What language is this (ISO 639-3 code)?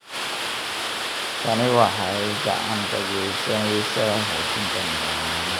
som